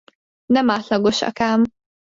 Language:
Hungarian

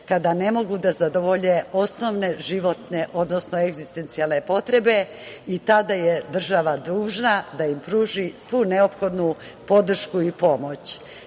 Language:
Serbian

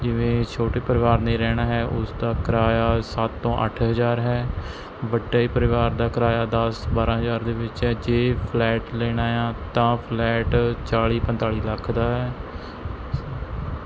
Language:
Punjabi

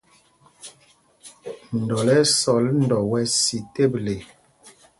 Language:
Mpumpong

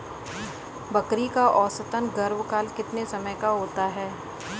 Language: Hindi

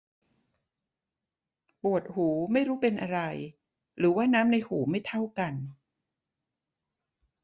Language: Thai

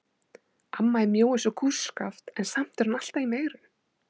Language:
Icelandic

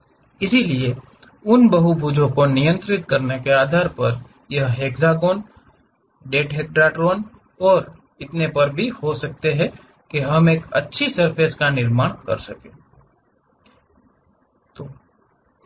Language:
Hindi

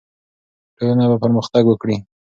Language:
Pashto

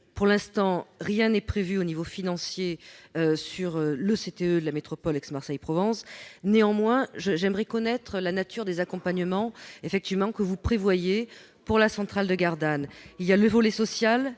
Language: French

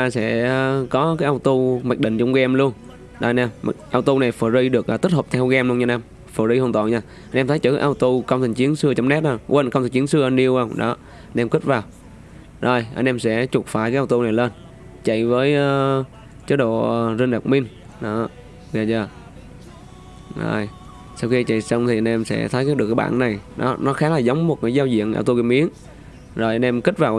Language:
Vietnamese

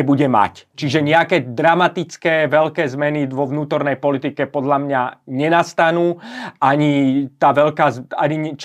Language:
Slovak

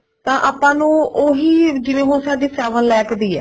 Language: Punjabi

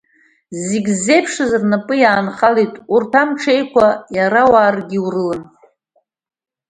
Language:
Abkhazian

